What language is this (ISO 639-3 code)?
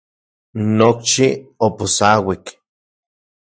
ncx